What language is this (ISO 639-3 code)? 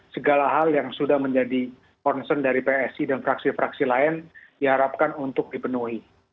ind